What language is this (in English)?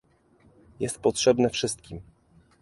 Polish